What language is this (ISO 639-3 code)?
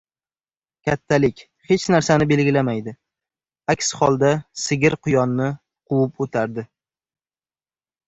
uzb